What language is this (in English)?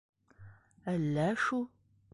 Bashkir